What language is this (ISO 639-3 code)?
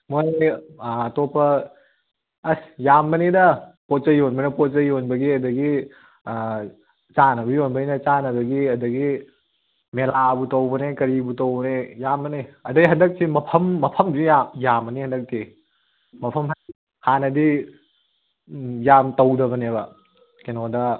mni